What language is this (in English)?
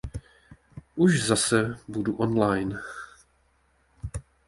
Czech